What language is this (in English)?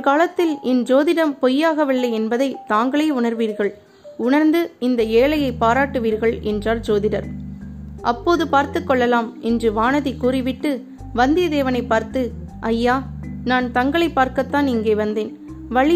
Tamil